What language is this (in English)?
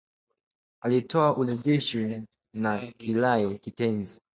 Swahili